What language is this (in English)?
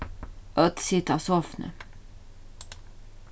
Faroese